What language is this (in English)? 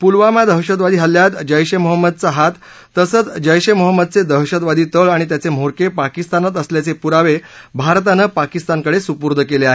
Marathi